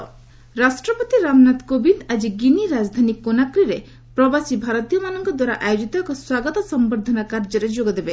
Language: Odia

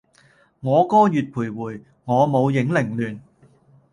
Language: Cantonese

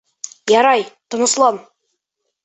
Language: Bashkir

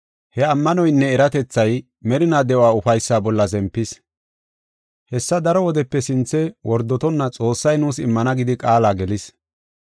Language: Gofa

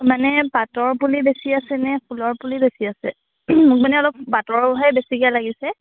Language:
Assamese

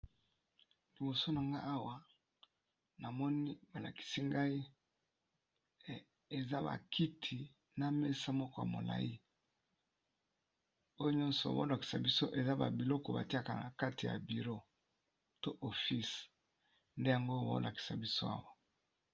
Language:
Lingala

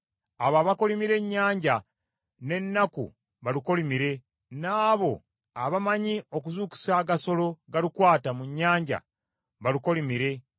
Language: Ganda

